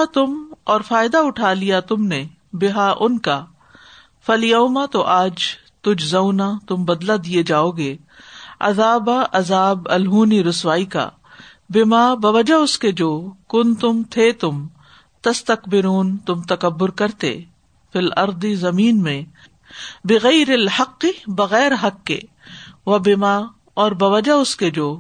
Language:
Urdu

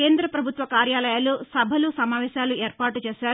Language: Telugu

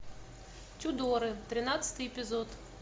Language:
Russian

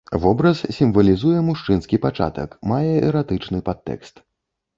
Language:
Belarusian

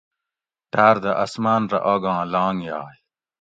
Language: Gawri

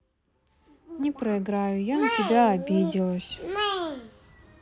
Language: Russian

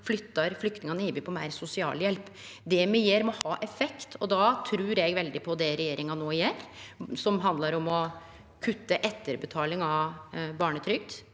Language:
Norwegian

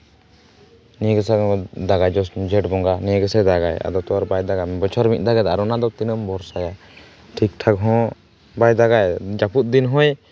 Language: Santali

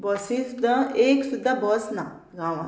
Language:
Konkani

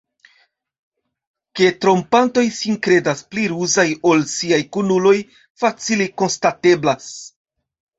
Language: Esperanto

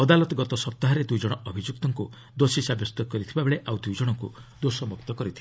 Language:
Odia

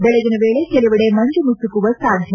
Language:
Kannada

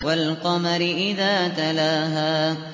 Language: Arabic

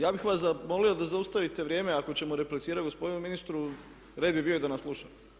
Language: Croatian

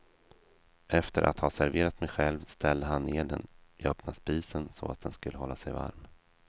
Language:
Swedish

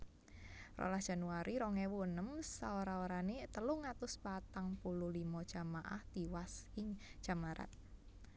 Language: Javanese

